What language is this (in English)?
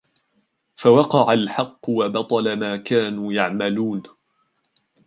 Arabic